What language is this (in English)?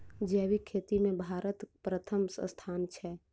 Maithili